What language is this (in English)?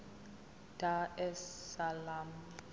Zulu